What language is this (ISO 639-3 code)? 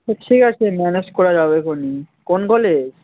ben